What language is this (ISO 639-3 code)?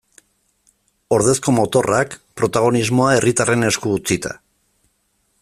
eus